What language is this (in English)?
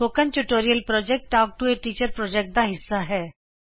Punjabi